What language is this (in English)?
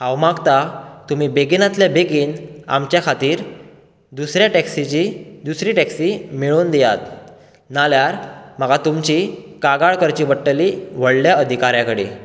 Konkani